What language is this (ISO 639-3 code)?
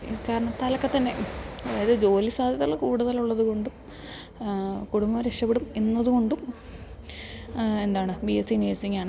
mal